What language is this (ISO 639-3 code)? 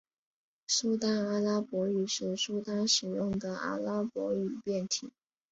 zho